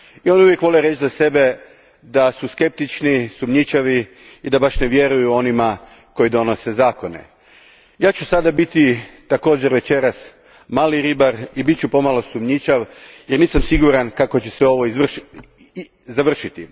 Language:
Croatian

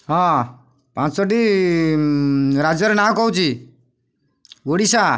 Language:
Odia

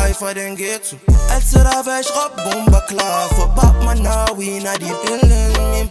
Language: Danish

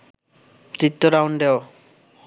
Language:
Bangla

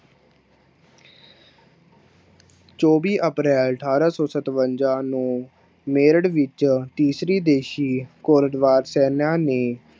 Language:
Punjabi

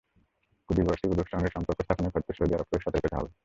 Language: Bangla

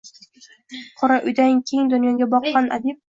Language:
Uzbek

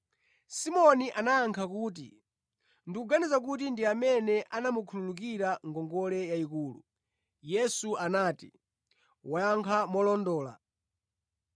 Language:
Nyanja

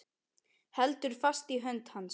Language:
Icelandic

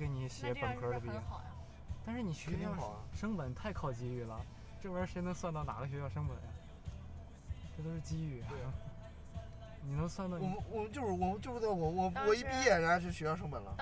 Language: Chinese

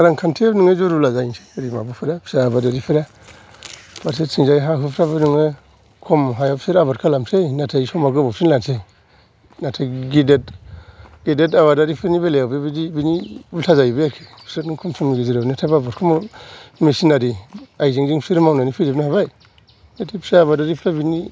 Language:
Bodo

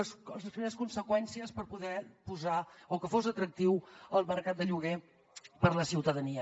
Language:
Catalan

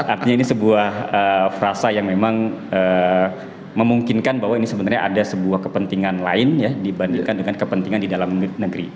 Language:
Indonesian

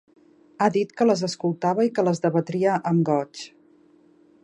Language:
Catalan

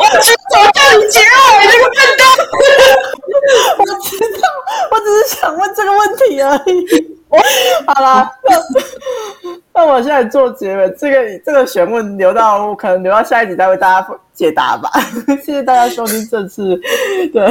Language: Chinese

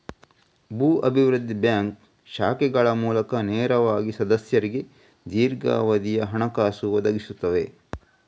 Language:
Kannada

